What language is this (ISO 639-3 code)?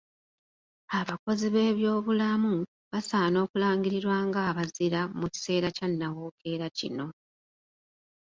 lug